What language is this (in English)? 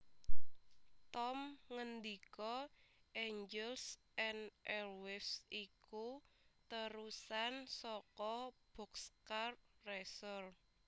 Javanese